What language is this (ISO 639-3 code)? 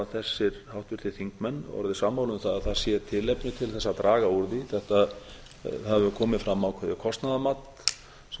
isl